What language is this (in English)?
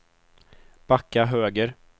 Swedish